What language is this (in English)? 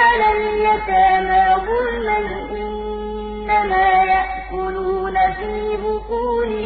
Arabic